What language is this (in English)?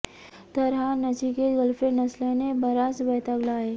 Marathi